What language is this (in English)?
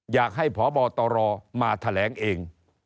Thai